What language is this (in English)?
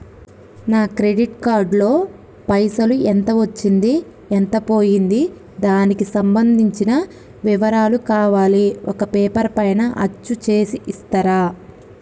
Telugu